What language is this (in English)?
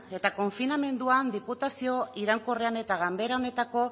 Basque